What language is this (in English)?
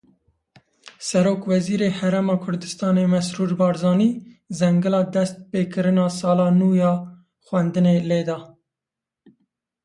Kurdish